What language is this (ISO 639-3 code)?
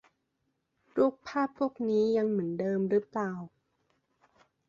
tha